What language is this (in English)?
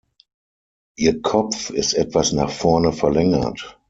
German